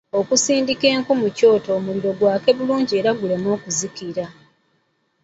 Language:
Ganda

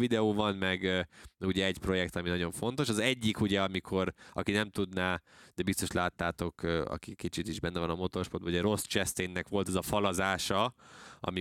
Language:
Hungarian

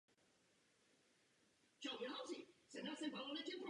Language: Czech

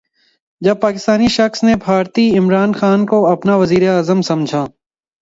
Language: Urdu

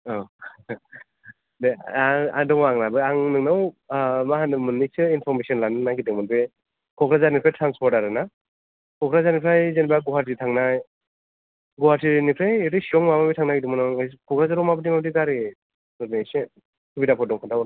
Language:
Bodo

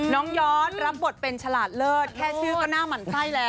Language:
Thai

